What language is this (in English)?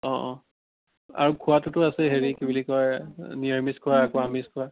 Assamese